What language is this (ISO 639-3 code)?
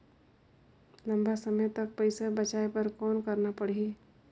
hne